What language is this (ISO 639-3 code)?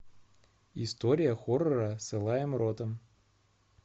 rus